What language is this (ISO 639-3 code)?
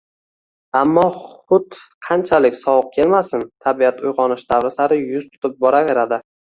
uzb